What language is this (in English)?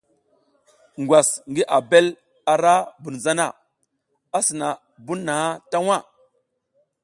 South Giziga